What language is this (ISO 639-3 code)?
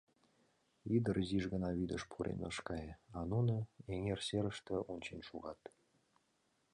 chm